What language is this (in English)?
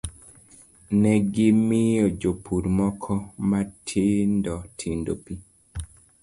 Luo (Kenya and Tanzania)